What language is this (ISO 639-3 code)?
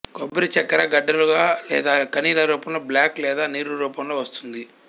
tel